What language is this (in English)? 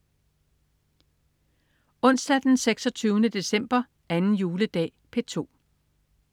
Danish